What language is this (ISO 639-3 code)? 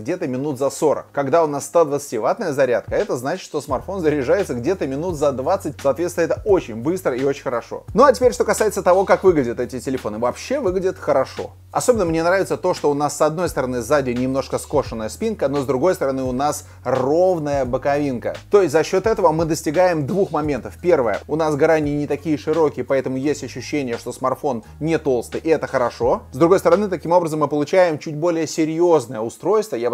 rus